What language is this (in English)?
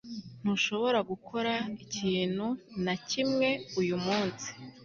Kinyarwanda